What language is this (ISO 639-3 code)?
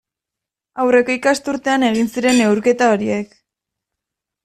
eus